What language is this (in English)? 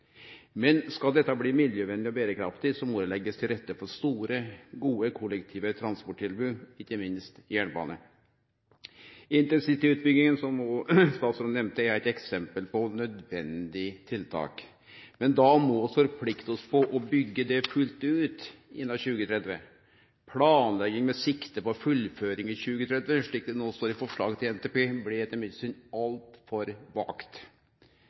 Norwegian Nynorsk